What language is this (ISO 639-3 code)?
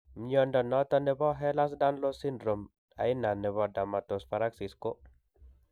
kln